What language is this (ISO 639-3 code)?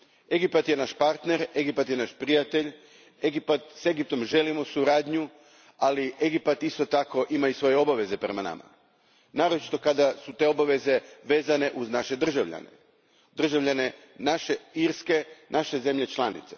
hrv